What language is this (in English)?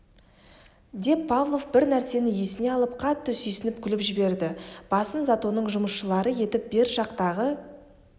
Kazakh